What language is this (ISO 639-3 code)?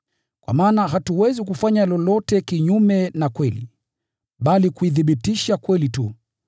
swa